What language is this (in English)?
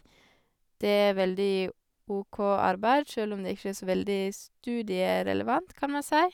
Norwegian